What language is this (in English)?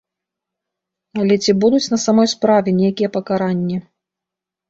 Belarusian